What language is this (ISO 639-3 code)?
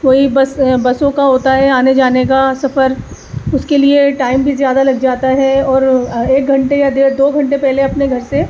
urd